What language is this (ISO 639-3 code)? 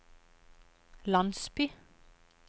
nor